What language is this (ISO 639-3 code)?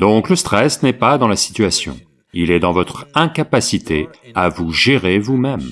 fra